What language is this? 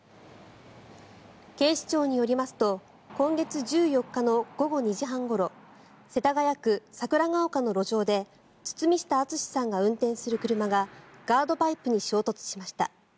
Japanese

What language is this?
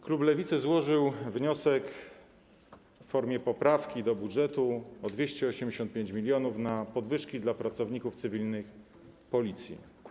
Polish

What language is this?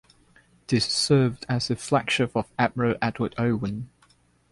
English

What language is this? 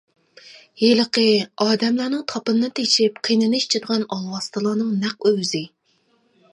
Uyghur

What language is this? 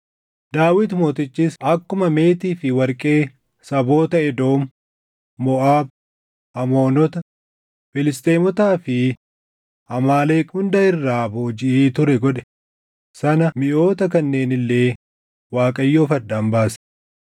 Oromo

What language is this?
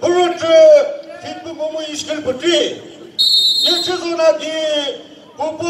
Romanian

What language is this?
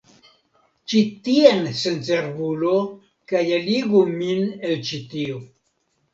Esperanto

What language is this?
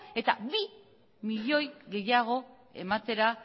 Basque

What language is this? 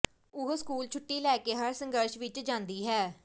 Punjabi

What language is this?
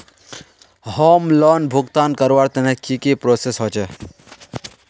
Magahi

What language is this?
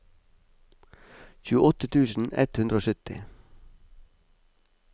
Norwegian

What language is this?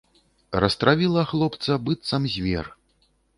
Belarusian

